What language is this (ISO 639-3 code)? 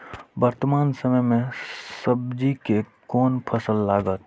mai